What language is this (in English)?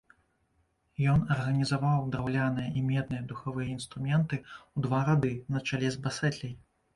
Belarusian